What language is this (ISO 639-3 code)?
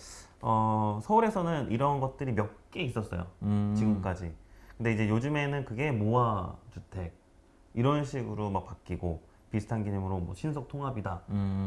kor